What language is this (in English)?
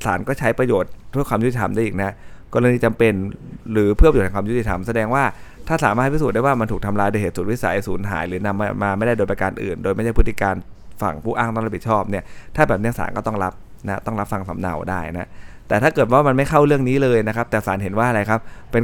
Thai